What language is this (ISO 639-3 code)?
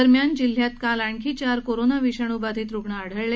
mar